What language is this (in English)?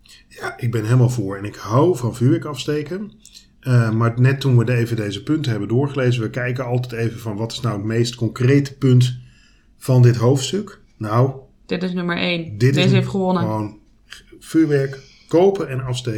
Dutch